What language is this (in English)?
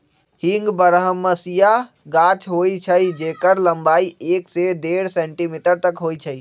Magahi